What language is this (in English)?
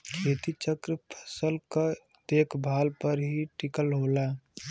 Bhojpuri